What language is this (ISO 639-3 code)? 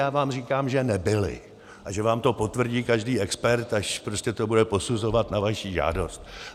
ces